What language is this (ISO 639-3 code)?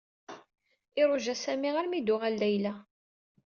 kab